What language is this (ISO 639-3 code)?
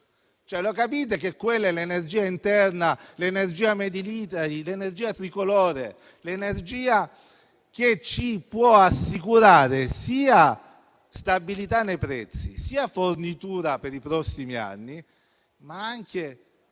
ita